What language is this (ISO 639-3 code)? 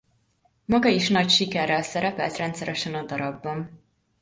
hun